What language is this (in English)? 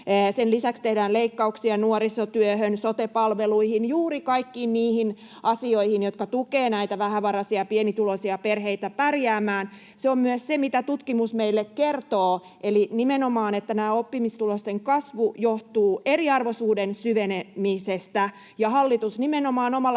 Finnish